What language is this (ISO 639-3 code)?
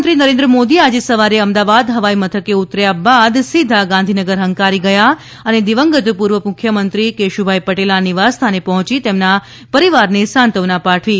guj